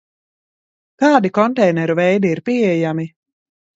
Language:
Latvian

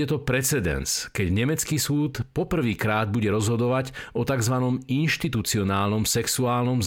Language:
Slovak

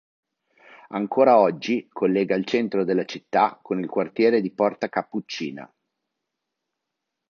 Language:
Italian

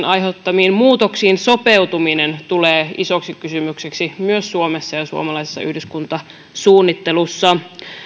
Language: Finnish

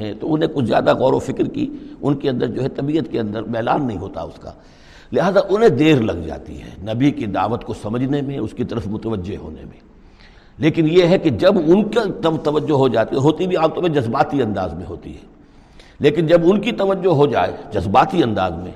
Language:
Urdu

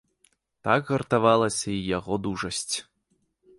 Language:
Belarusian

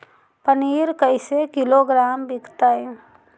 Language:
Magahi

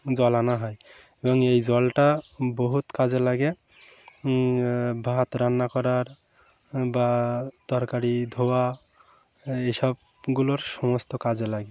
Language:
Bangla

